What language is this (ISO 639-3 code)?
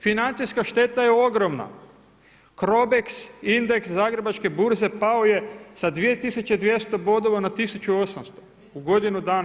hrv